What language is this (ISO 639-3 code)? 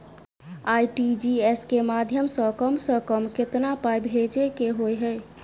mai